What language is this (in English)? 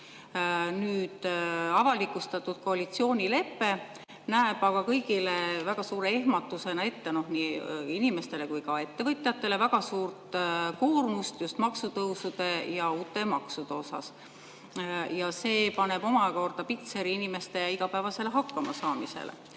Estonian